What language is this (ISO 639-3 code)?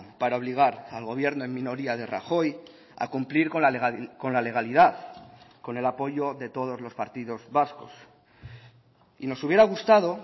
spa